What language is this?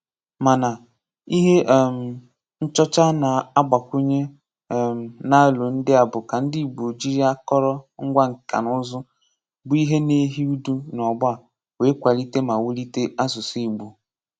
Igbo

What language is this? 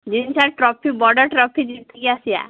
Odia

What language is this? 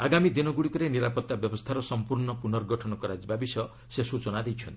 Odia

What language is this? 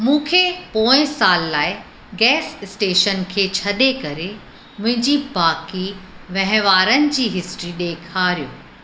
Sindhi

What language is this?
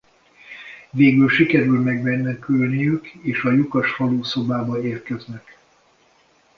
Hungarian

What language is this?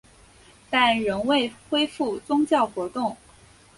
Chinese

